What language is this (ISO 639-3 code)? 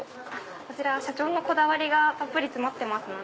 jpn